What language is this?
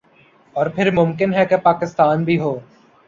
Urdu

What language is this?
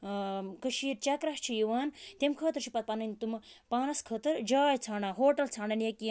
Kashmiri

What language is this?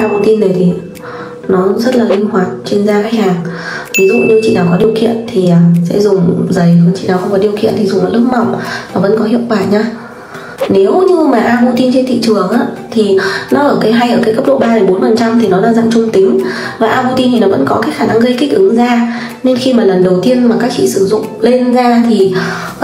Vietnamese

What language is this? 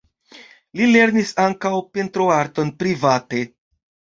Esperanto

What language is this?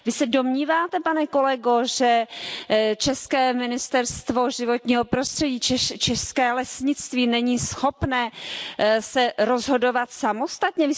Czech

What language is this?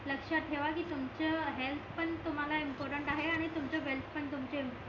Marathi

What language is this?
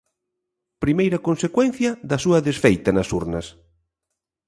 Galician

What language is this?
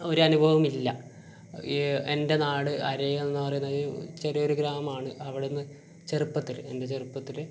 Malayalam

